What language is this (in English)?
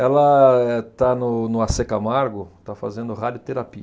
Portuguese